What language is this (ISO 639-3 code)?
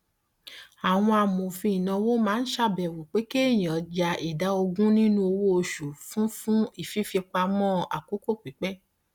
yor